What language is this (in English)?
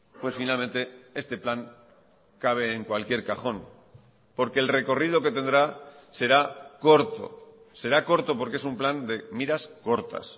Spanish